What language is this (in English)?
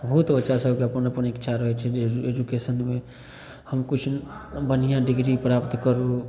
Maithili